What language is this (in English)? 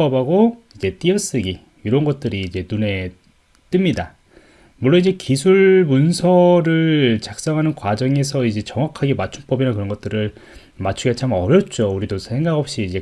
Korean